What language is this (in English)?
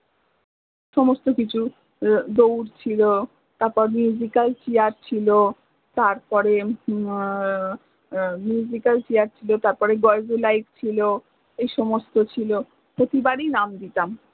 Bangla